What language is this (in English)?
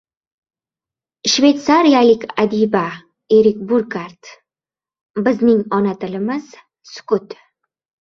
Uzbek